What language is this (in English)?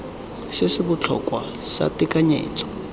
Tswana